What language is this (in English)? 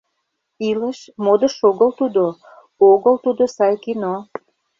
Mari